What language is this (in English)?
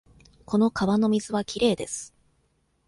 Japanese